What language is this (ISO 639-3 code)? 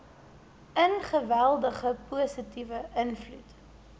afr